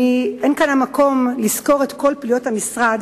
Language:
Hebrew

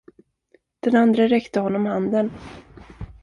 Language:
Swedish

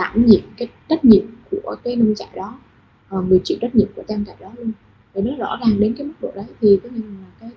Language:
Vietnamese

